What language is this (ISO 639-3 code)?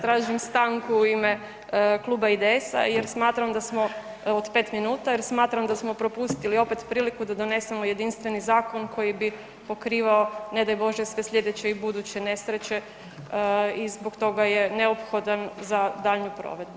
hrv